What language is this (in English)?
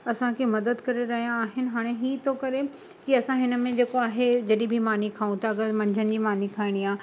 Sindhi